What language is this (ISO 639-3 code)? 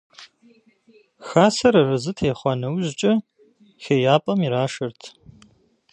kbd